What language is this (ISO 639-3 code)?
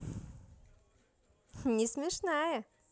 rus